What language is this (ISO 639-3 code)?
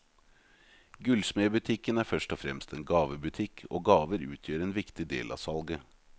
nor